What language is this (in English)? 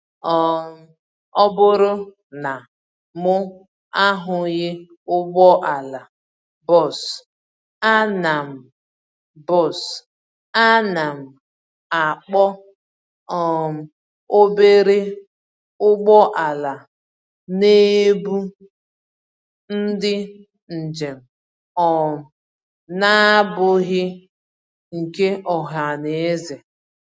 Igbo